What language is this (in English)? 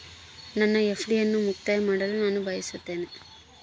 Kannada